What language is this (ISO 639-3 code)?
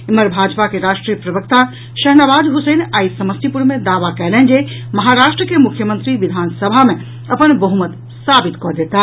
mai